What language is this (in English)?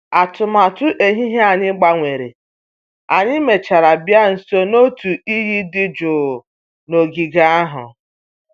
Igbo